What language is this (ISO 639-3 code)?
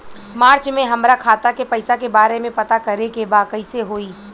bho